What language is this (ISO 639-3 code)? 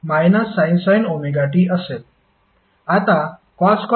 mar